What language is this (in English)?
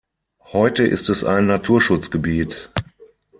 German